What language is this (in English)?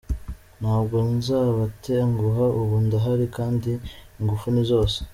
Kinyarwanda